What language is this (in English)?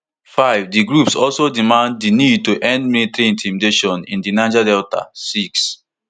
Nigerian Pidgin